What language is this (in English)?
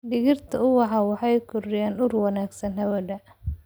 Somali